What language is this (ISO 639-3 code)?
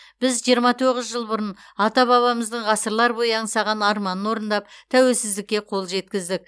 kaz